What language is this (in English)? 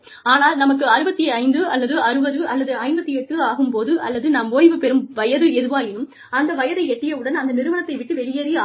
Tamil